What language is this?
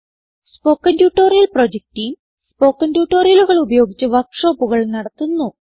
Malayalam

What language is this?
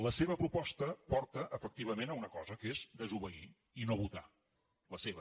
Catalan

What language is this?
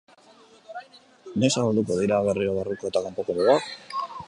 Basque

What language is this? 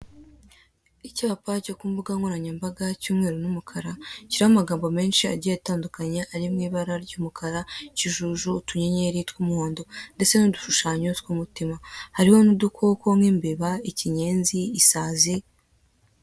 Kinyarwanda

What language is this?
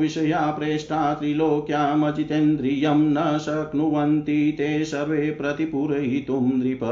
Hindi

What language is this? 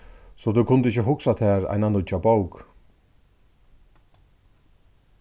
Faroese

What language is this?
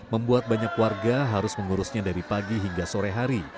Indonesian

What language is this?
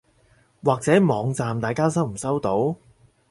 Cantonese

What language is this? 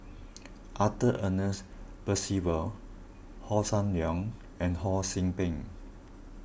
English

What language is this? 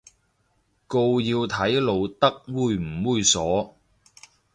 Cantonese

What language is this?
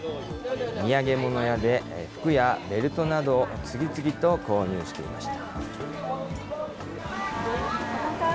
Japanese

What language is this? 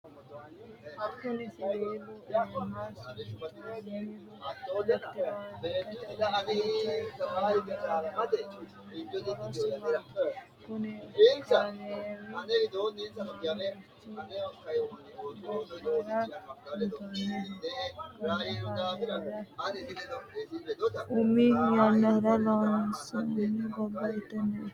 Sidamo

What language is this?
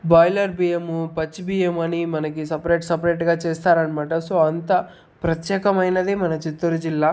Telugu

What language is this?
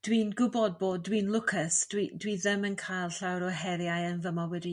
Welsh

